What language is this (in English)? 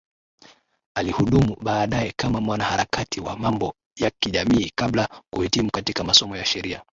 Swahili